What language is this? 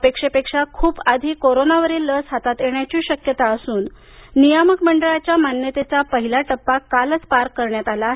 Marathi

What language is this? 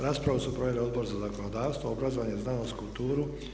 Croatian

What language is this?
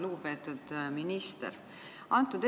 Estonian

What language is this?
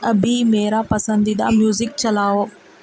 Urdu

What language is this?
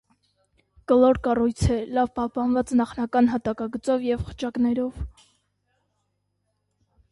Armenian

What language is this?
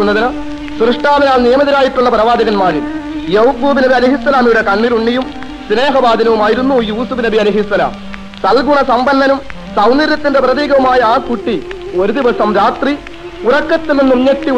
Arabic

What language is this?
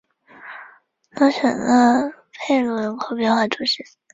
Chinese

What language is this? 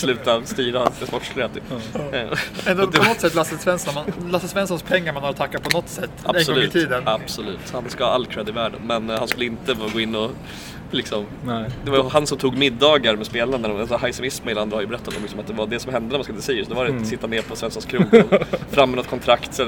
Swedish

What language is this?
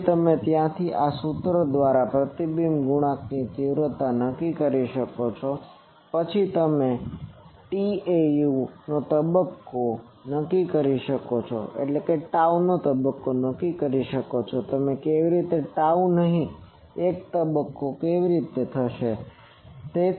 Gujarati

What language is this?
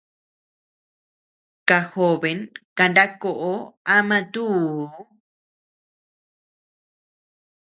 Tepeuxila Cuicatec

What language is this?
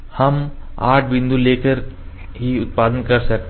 Hindi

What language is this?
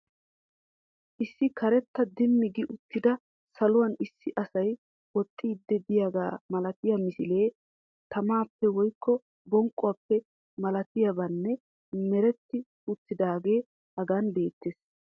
Wolaytta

